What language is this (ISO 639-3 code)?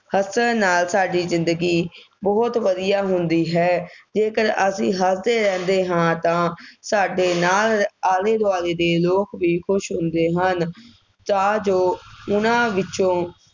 pan